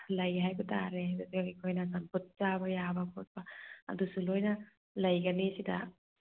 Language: Manipuri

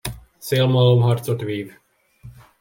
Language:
Hungarian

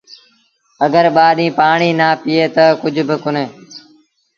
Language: Sindhi Bhil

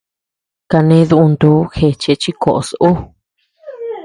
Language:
Tepeuxila Cuicatec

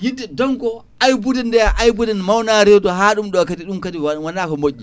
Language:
Fula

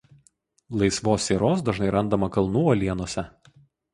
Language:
Lithuanian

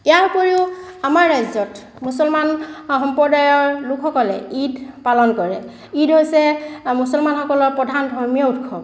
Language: Assamese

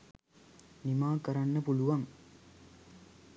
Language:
Sinhala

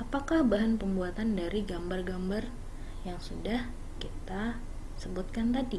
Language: Indonesian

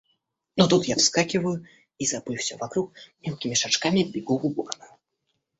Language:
Russian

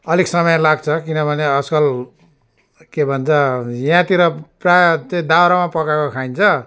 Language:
Nepali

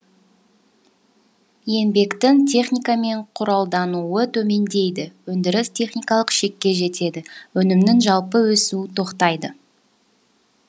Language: Kazakh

